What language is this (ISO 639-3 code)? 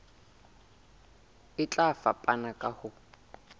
sot